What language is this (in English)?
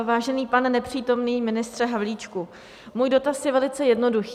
Czech